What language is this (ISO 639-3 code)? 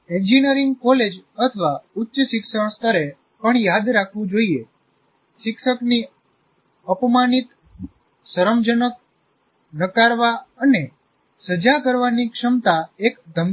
guj